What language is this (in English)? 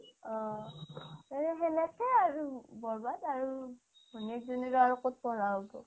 Assamese